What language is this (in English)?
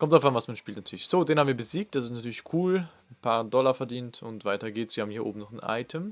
German